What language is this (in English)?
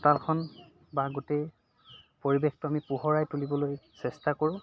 Assamese